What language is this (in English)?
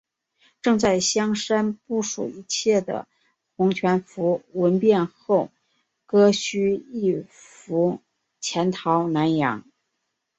Chinese